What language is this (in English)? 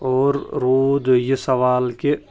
Kashmiri